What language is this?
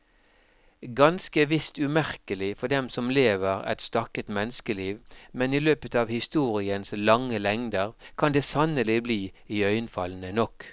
Norwegian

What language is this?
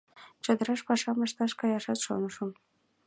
Mari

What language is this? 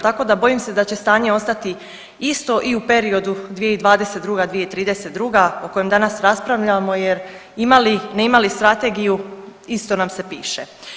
Croatian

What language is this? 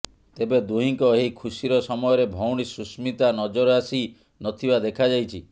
Odia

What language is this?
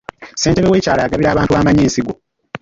Ganda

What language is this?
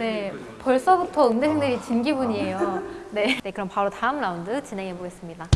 Korean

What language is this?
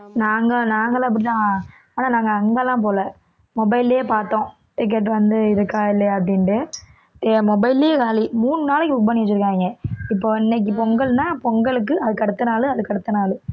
Tamil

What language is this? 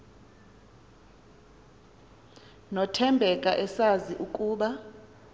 Xhosa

